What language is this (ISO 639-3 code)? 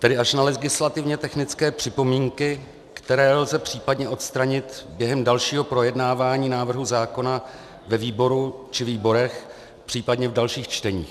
ces